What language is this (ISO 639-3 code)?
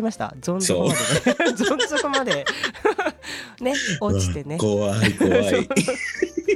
jpn